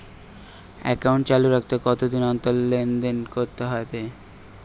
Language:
Bangla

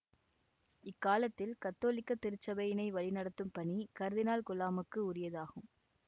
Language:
Tamil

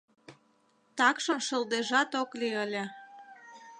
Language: Mari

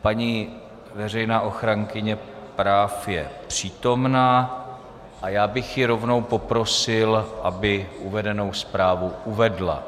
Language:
Czech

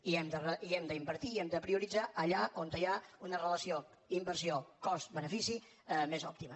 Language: Catalan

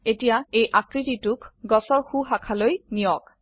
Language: Assamese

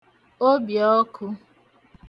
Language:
Igbo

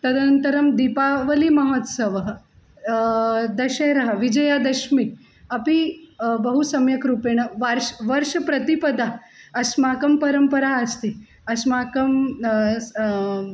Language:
Sanskrit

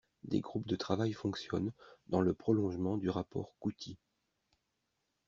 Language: French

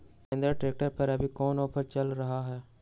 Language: Magahi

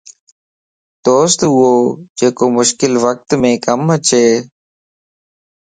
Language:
Lasi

